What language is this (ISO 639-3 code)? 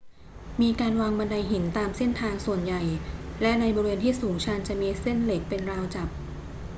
tha